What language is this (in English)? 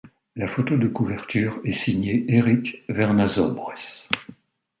French